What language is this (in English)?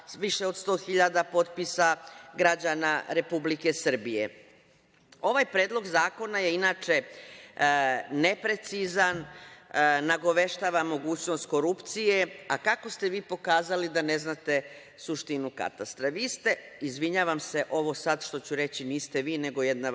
Serbian